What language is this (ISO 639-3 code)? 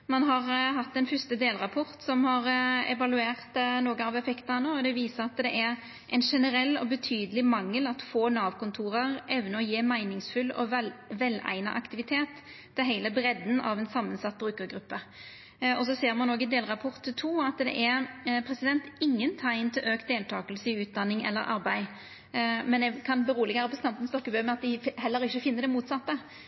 nno